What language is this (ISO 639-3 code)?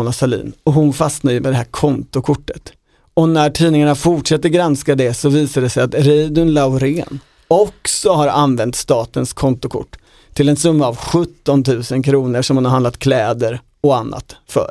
swe